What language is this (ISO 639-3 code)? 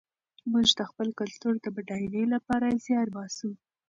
pus